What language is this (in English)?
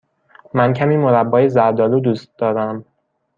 Persian